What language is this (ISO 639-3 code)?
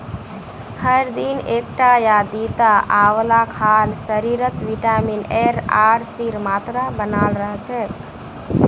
mag